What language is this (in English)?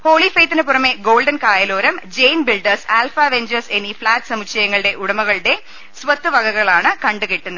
Malayalam